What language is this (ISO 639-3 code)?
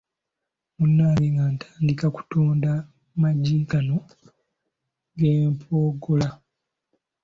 lug